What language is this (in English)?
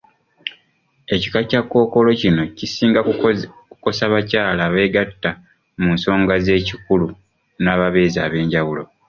Ganda